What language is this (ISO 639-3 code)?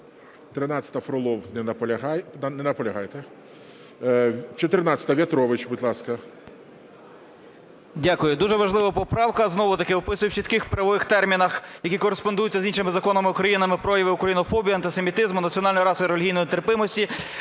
ukr